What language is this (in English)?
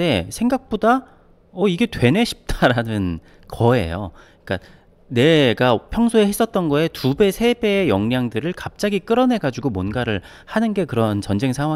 Korean